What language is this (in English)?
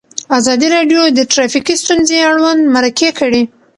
Pashto